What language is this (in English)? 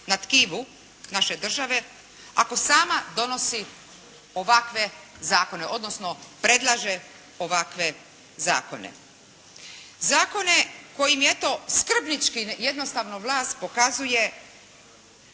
Croatian